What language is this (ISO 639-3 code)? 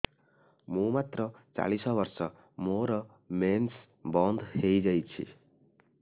ori